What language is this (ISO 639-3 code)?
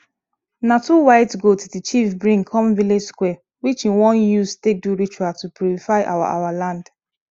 pcm